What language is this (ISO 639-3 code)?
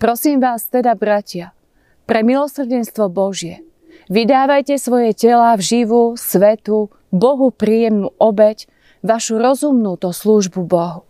slk